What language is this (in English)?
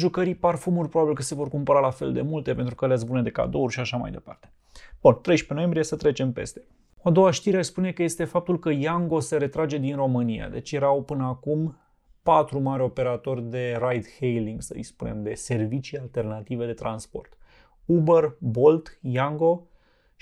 Romanian